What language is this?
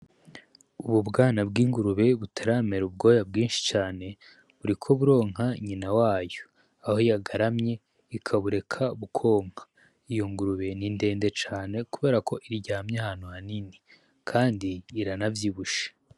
Rundi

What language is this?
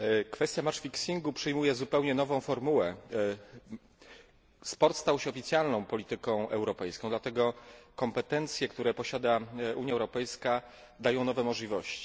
Polish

